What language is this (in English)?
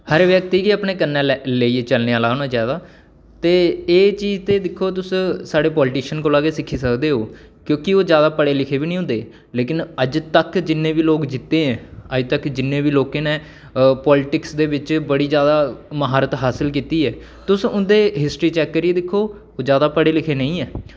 Dogri